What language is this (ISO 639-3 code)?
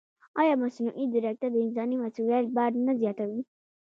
pus